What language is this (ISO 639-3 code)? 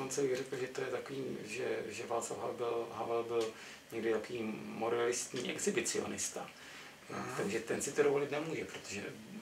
ces